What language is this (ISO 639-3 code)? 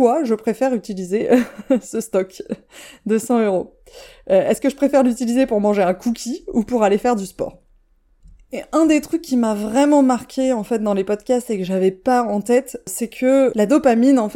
fra